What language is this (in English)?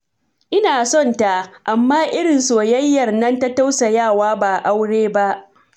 Hausa